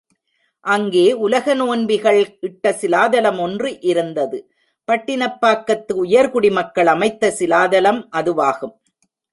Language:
Tamil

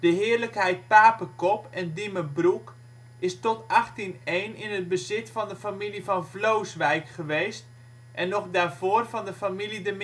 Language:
Dutch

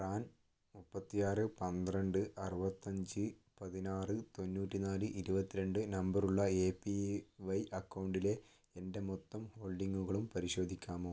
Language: Malayalam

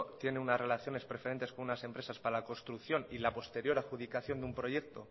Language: Spanish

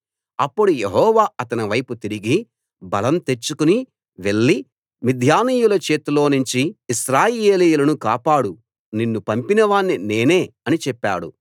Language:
Telugu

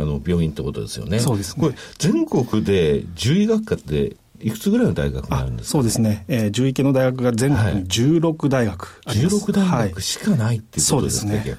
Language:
Japanese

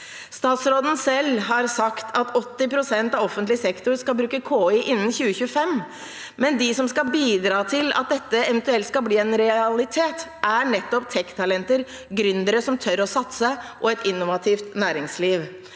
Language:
Norwegian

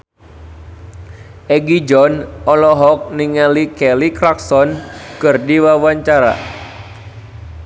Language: Sundanese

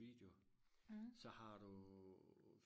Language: Danish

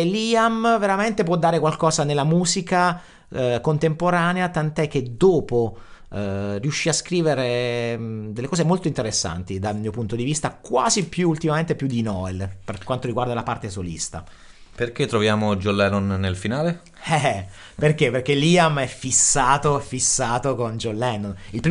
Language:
Italian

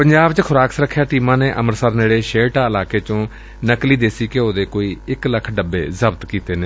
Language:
Punjabi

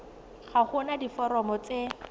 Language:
Tswana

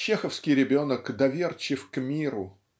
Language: Russian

